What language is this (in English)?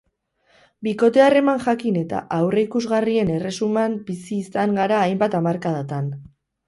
Basque